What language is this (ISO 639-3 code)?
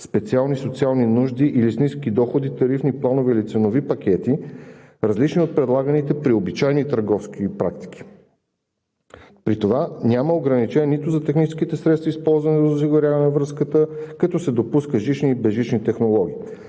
bul